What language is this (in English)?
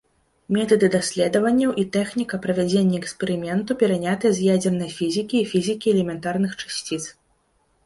Belarusian